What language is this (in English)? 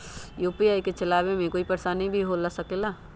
Magahi